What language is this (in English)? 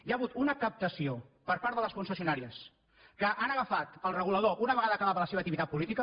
Catalan